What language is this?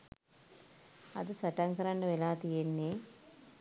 Sinhala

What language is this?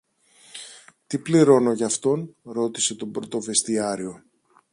Greek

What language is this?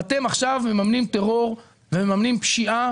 Hebrew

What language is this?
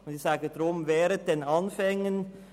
Swiss German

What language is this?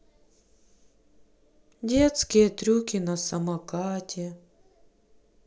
Russian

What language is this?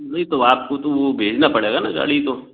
Hindi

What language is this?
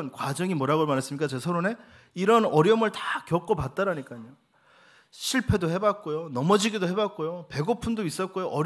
Korean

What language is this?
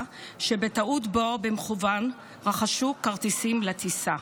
Hebrew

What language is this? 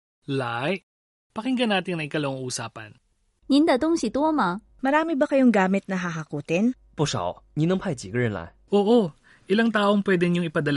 Filipino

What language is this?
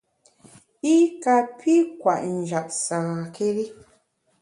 Bamun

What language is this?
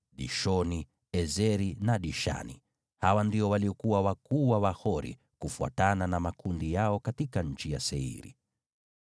Swahili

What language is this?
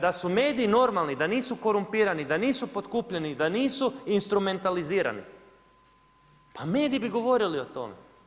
Croatian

